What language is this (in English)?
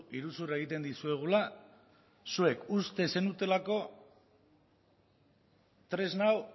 Basque